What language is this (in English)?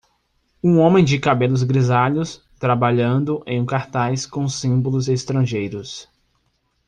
Portuguese